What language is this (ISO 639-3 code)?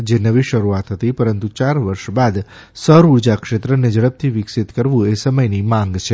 guj